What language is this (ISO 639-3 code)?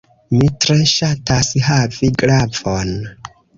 epo